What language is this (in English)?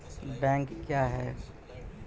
Maithili